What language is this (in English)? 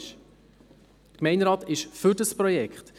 Swiss German